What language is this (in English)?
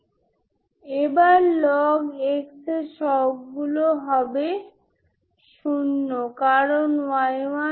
Bangla